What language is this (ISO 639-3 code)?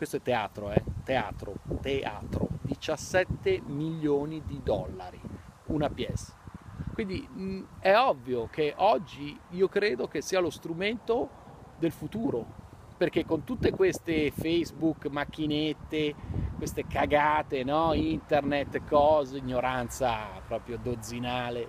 ita